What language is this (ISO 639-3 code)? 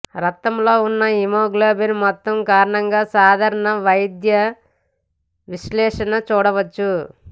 tel